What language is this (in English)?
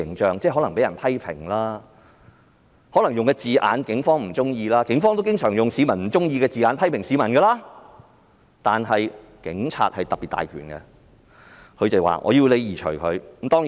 Cantonese